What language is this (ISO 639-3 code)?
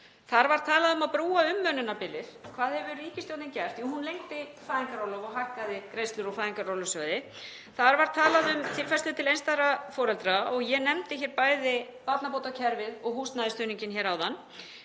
isl